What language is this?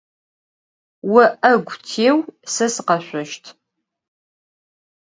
Adyghe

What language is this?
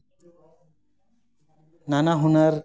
Santali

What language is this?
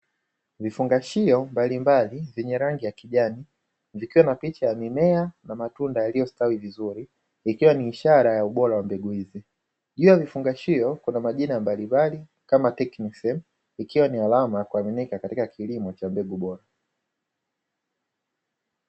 Swahili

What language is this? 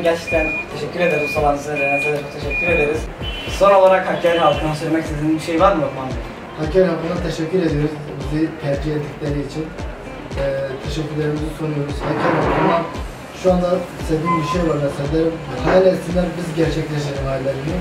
Turkish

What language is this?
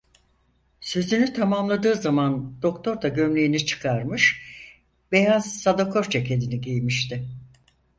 Turkish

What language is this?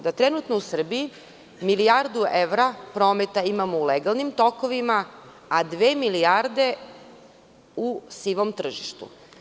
Serbian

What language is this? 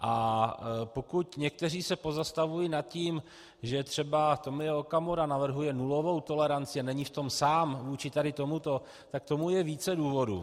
Czech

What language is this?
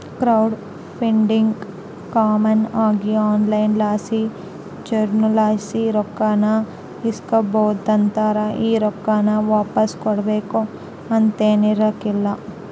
Kannada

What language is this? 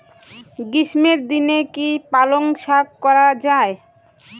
Bangla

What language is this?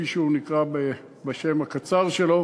Hebrew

